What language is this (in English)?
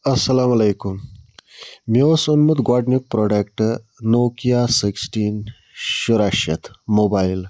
Kashmiri